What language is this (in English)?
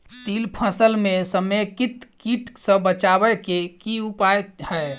Maithili